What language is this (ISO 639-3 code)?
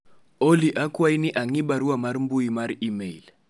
luo